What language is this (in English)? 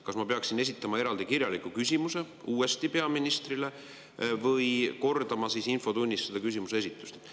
Estonian